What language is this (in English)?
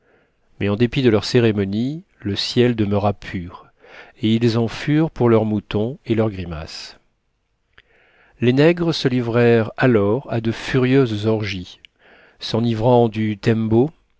French